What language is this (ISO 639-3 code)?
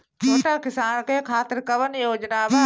bho